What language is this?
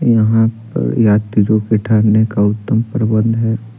Hindi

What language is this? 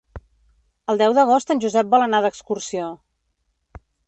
Catalan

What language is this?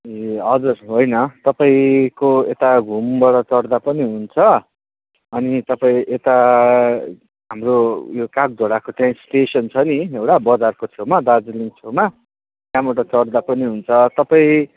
Nepali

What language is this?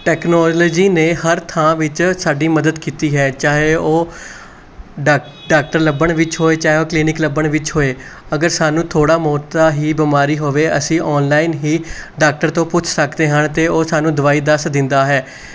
Punjabi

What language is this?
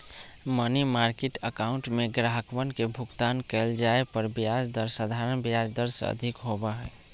Magahi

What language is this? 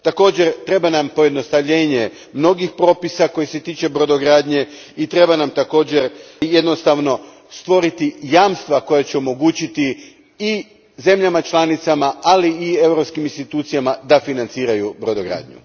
Croatian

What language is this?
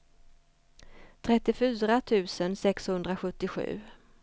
Swedish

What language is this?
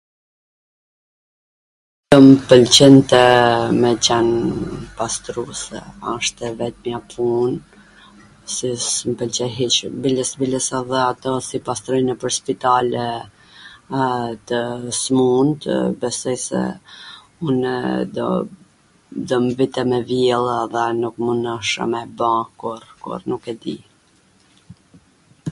Gheg Albanian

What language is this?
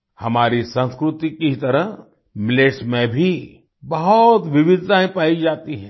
Hindi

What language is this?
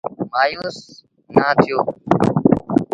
Sindhi Bhil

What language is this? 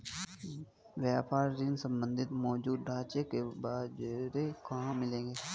Hindi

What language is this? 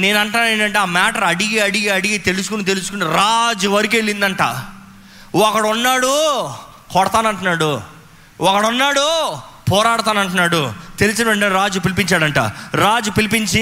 Telugu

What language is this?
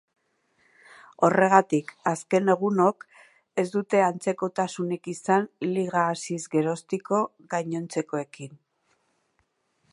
Basque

